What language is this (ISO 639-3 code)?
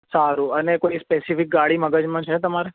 guj